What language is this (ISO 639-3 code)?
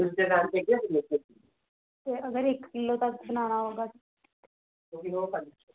doi